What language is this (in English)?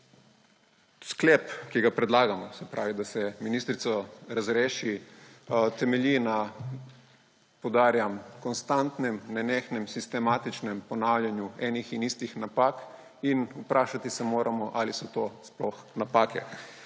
Slovenian